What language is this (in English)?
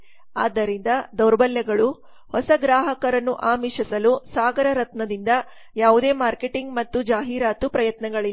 Kannada